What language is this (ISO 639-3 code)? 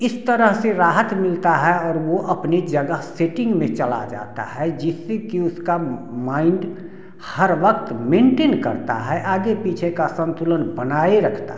hin